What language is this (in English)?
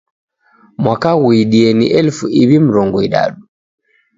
Taita